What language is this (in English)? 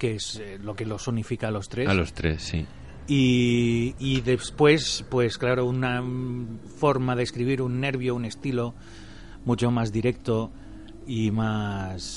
Spanish